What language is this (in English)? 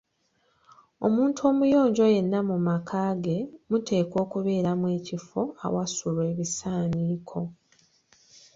Ganda